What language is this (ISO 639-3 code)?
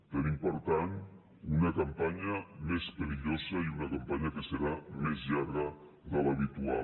cat